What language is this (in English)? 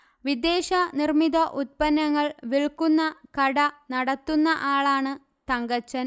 Malayalam